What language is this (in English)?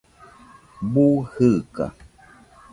Nüpode Huitoto